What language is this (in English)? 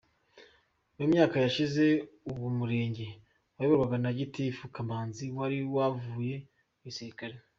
Kinyarwanda